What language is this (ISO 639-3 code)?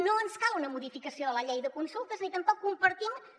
cat